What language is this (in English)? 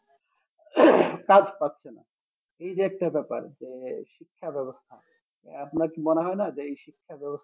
Bangla